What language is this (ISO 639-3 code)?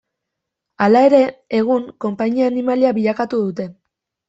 eus